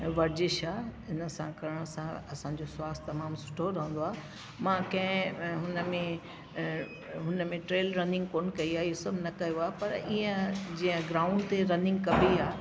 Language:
Sindhi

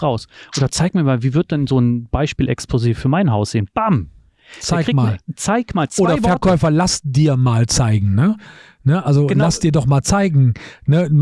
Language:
German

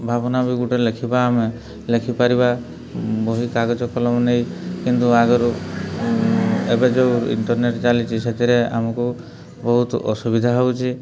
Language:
Odia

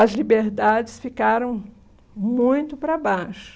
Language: Portuguese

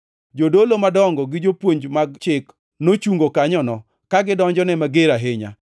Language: Luo (Kenya and Tanzania)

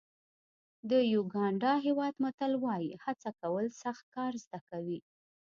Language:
Pashto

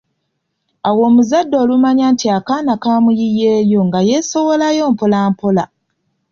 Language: Ganda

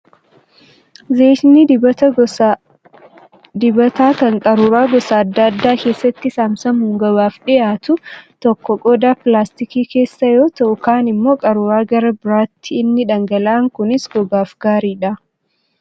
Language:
Oromo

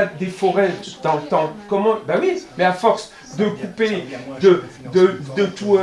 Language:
French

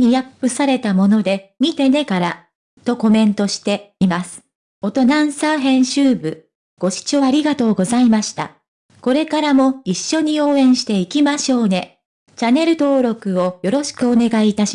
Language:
Japanese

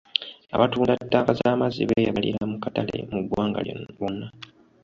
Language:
Ganda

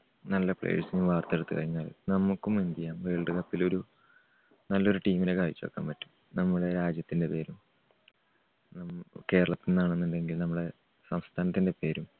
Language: Malayalam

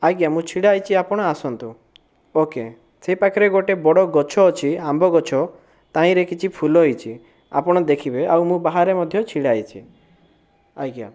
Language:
Odia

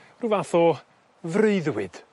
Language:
Welsh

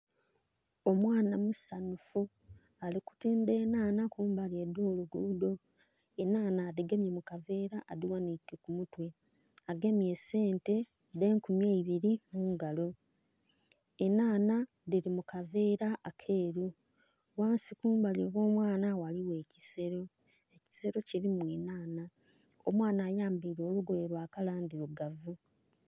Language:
Soga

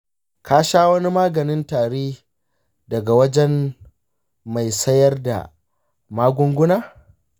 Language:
Hausa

